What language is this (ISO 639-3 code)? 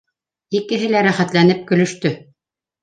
bak